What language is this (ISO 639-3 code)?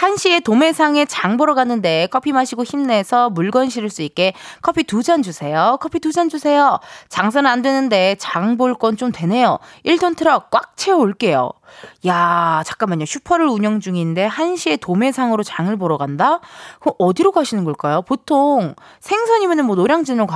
kor